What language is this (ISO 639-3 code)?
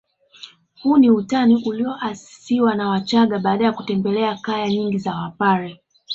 swa